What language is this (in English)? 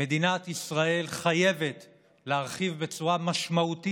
Hebrew